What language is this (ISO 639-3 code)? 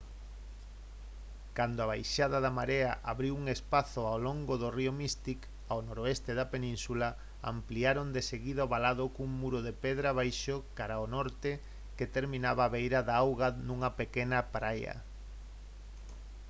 glg